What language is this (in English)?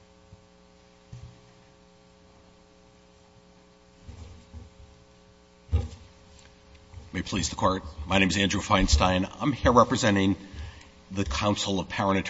English